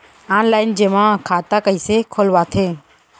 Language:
Chhattisgarhi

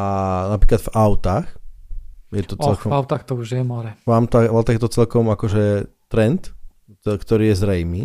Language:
Slovak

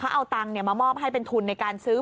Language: Thai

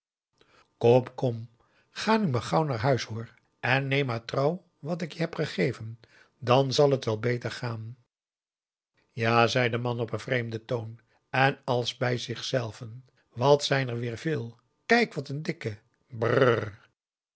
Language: Dutch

